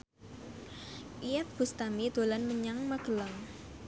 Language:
Javanese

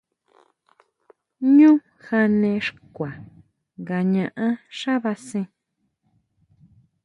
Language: Huautla Mazatec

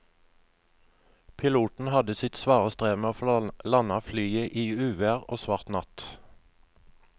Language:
Norwegian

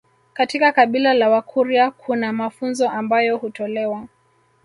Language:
Swahili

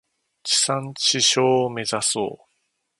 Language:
Japanese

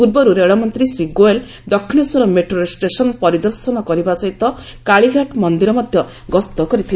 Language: Odia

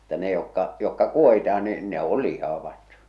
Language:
Finnish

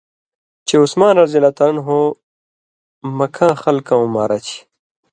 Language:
Indus Kohistani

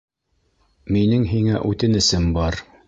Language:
Bashkir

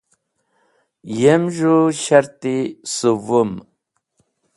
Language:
Wakhi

